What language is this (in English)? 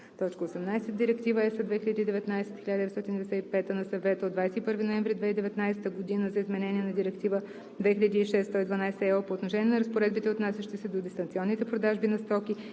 Bulgarian